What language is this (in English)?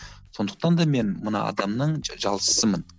Kazakh